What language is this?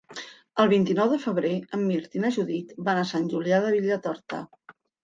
Catalan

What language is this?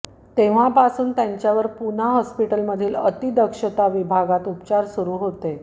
Marathi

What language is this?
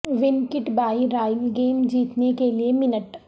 Urdu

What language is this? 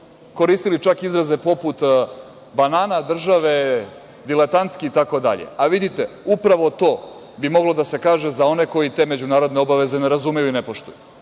Serbian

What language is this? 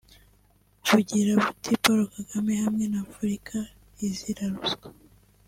Kinyarwanda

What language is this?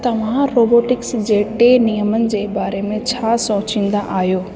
Sindhi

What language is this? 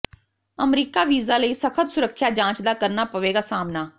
Punjabi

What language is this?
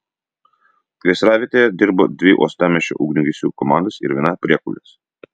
Lithuanian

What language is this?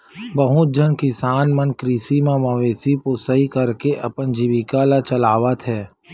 Chhattisgarhi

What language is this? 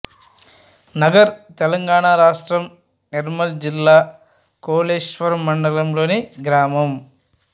Telugu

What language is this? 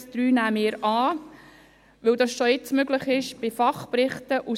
Swiss German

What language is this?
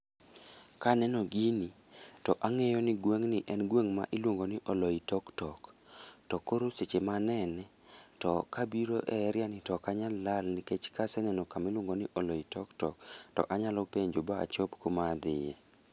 Luo (Kenya and Tanzania)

